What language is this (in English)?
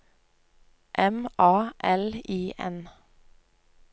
Norwegian